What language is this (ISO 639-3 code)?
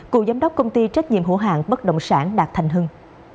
vie